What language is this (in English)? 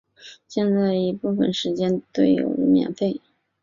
Chinese